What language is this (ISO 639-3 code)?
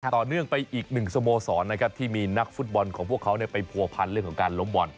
tha